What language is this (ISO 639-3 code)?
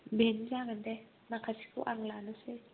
brx